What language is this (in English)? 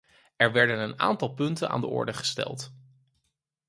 Dutch